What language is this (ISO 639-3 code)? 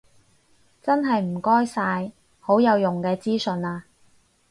yue